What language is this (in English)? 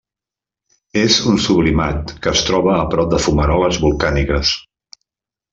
Catalan